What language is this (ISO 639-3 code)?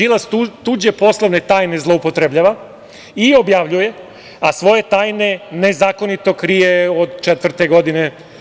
srp